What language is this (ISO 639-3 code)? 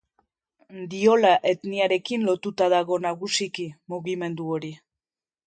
eus